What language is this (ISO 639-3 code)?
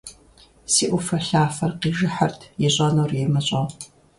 kbd